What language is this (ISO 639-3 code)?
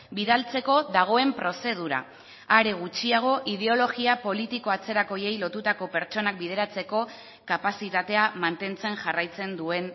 eus